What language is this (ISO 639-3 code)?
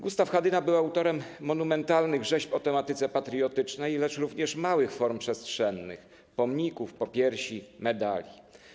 pol